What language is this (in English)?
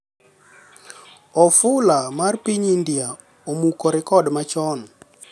Luo (Kenya and Tanzania)